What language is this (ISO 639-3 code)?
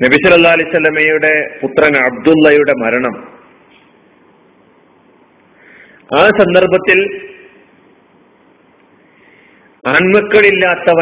mal